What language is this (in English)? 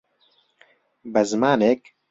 Central Kurdish